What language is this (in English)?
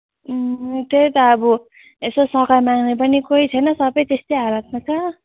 Nepali